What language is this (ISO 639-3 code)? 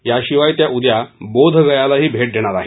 mar